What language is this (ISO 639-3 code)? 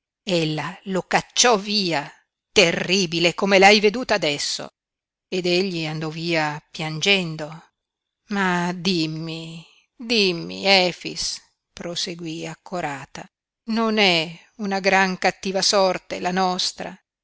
ita